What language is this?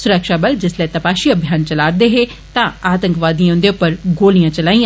Dogri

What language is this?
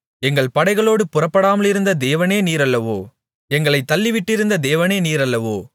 Tamil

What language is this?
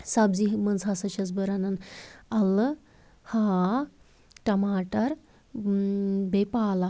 Kashmiri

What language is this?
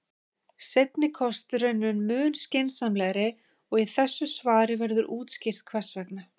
Icelandic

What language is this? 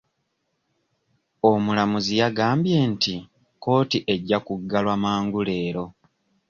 Ganda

